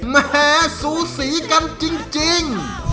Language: Thai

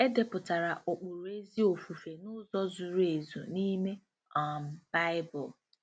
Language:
Igbo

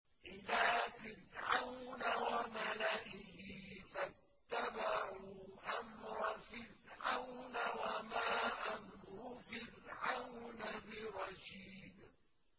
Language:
Arabic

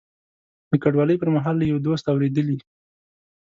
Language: Pashto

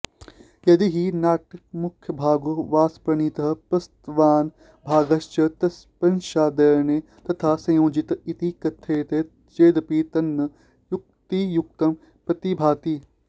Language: Sanskrit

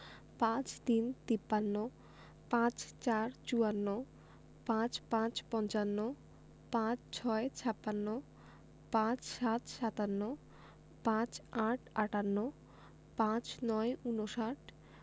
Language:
Bangla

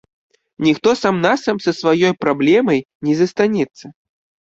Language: Belarusian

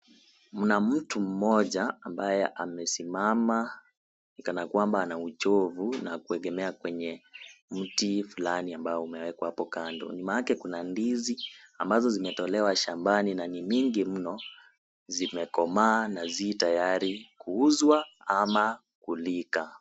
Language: Swahili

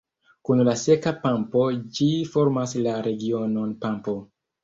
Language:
Esperanto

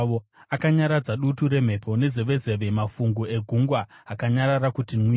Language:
Shona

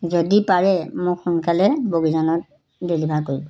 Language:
Assamese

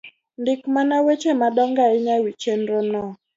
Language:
Luo (Kenya and Tanzania)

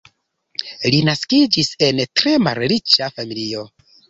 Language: Esperanto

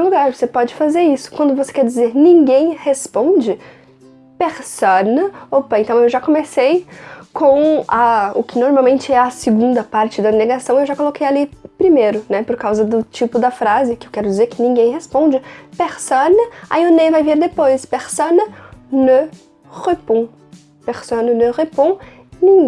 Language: Portuguese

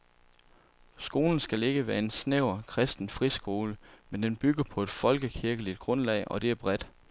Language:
Danish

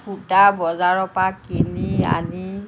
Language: Assamese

